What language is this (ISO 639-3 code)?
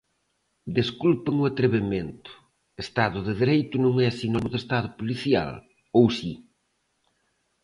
glg